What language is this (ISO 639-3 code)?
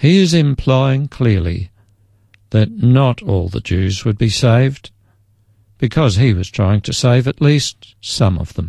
eng